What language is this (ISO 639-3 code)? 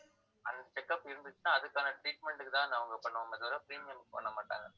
tam